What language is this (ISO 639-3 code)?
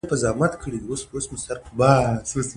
pus